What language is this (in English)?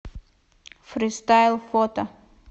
Russian